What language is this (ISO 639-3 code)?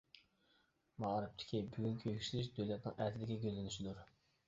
uig